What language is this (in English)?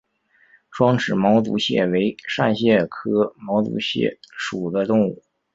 Chinese